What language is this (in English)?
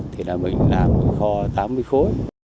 Vietnamese